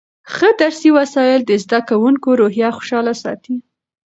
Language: Pashto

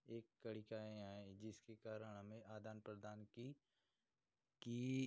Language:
Hindi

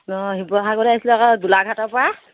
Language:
Assamese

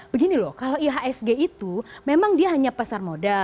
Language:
Indonesian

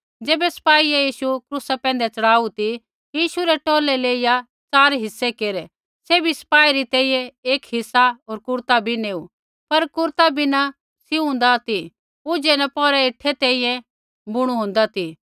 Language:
Kullu Pahari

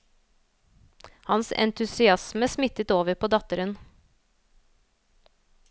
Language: Norwegian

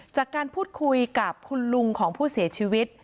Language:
Thai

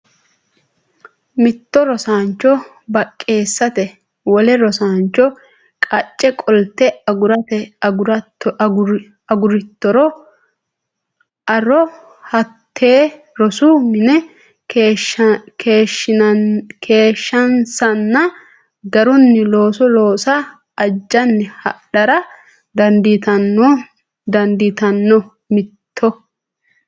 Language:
Sidamo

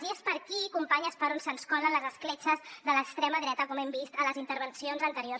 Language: Catalan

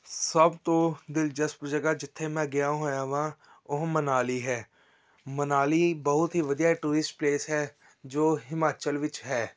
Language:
Punjabi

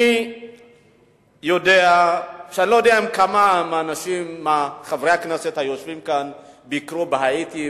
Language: Hebrew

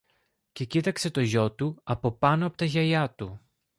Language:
Greek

